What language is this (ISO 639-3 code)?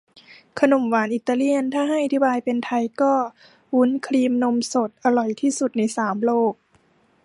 tha